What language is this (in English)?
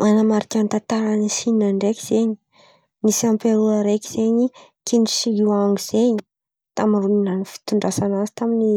Antankarana Malagasy